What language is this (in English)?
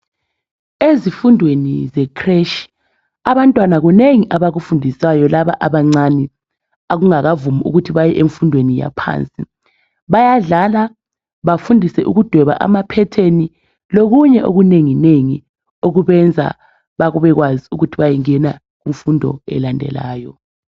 North Ndebele